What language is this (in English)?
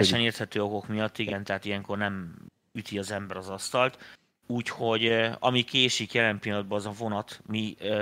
Hungarian